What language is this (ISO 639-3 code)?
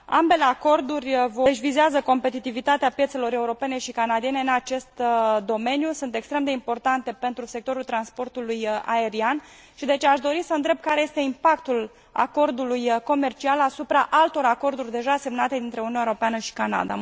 ron